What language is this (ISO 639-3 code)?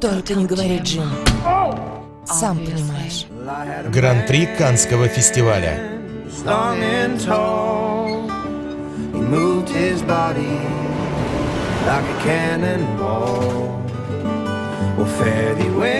rus